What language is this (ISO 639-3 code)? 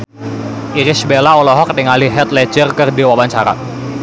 sun